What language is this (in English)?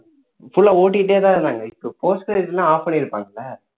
Tamil